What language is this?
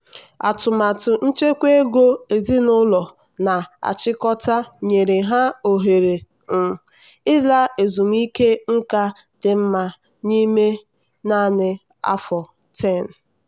Igbo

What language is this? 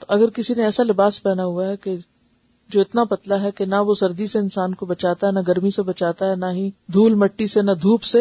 Urdu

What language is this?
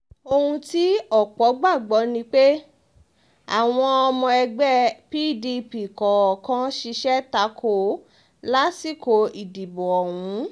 Yoruba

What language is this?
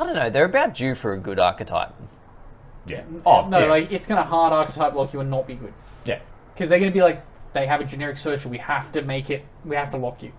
English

